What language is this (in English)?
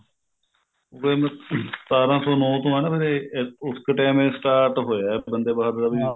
Punjabi